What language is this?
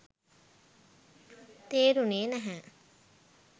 Sinhala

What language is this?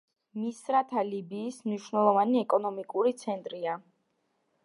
Georgian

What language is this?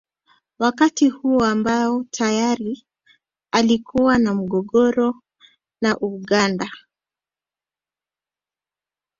Swahili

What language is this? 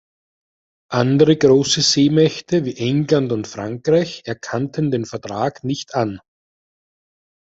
German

